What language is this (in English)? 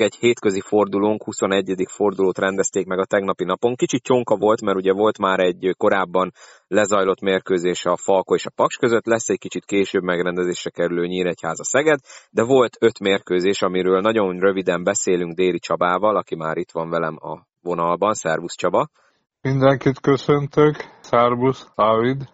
Hungarian